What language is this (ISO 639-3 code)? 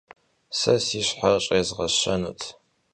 kbd